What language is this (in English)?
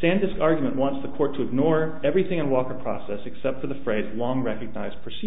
English